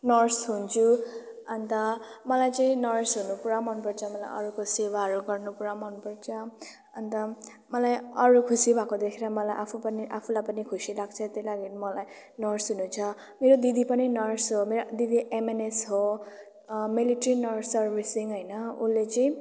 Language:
Nepali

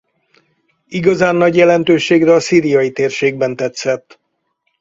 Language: Hungarian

